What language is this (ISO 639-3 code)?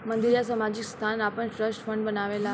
bho